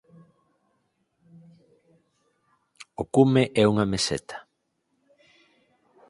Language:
Galician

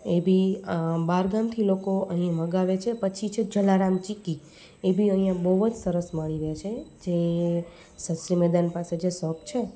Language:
Gujarati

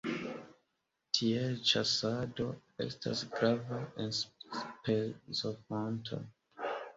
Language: Esperanto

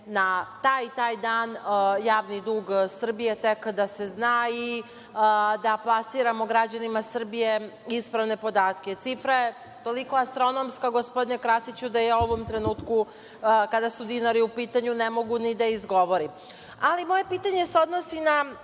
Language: Serbian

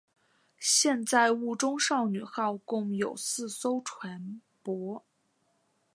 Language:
Chinese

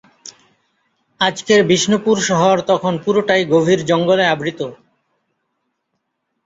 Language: Bangla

